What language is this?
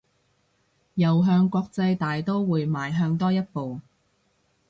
Cantonese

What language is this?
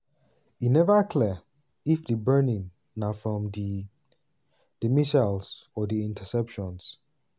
Nigerian Pidgin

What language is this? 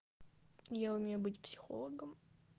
Russian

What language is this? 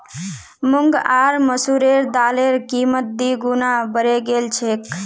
Magahi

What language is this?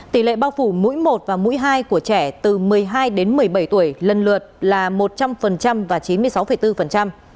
Vietnamese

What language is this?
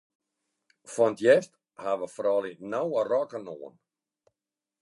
Western Frisian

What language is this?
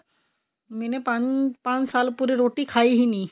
Punjabi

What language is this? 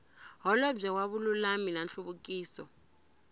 Tsonga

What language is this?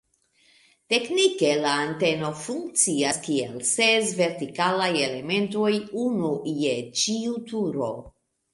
Esperanto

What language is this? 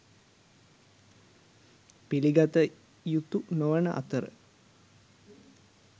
Sinhala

